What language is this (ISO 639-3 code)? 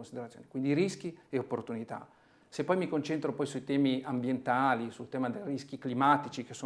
ita